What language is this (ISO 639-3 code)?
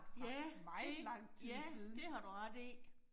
dan